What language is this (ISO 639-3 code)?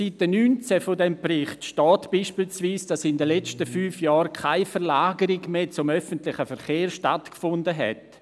gsw